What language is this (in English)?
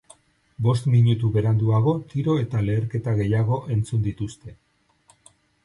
Basque